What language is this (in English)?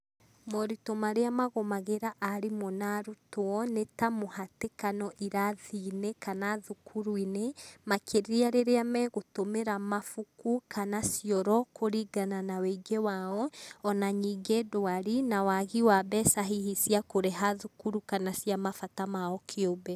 Kikuyu